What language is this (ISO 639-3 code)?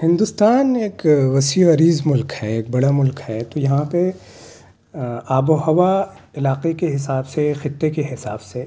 urd